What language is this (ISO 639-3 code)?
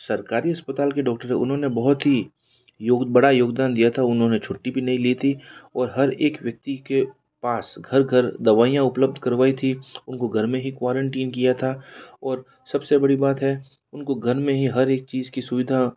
hin